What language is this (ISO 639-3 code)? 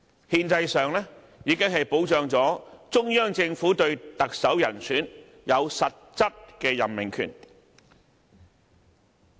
yue